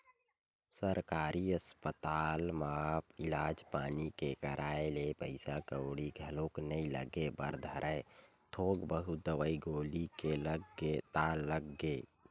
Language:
Chhattisgarhi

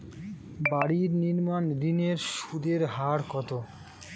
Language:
Bangla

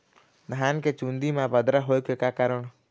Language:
Chhattisgarhi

